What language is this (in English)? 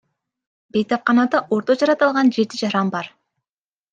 Kyrgyz